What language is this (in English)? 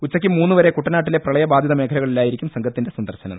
Malayalam